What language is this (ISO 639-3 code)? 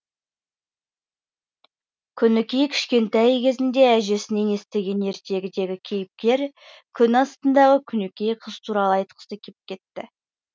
kaz